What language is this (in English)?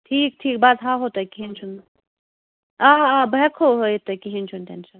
Kashmiri